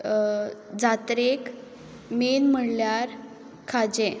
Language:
Konkani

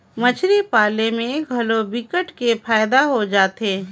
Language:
Chhattisgarhi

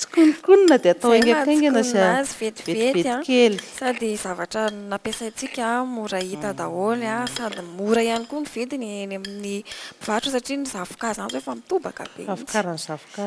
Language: Romanian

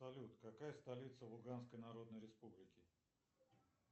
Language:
Russian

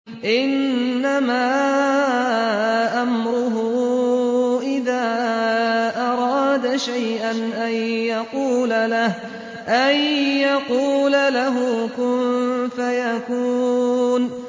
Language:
Arabic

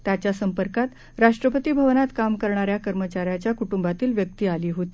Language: Marathi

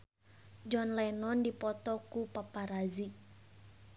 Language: Sundanese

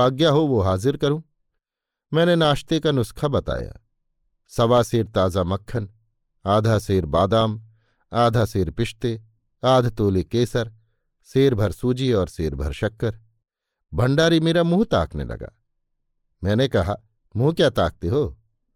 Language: Hindi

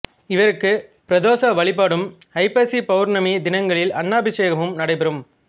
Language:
Tamil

